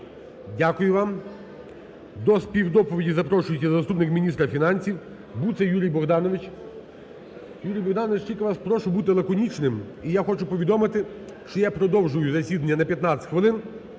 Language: Ukrainian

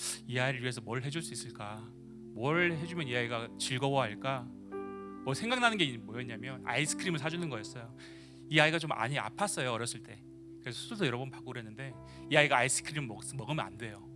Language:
Korean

